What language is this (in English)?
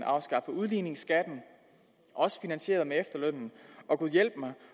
Danish